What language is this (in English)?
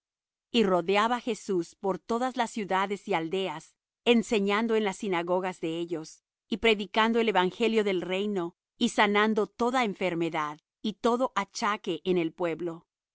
Spanish